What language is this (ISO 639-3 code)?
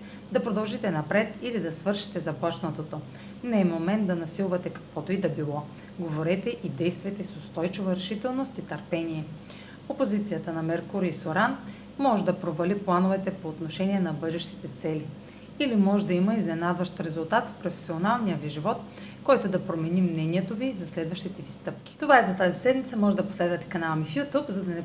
bul